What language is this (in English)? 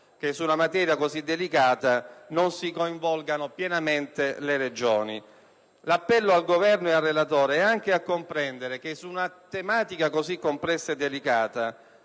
Italian